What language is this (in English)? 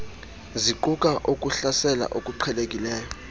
Xhosa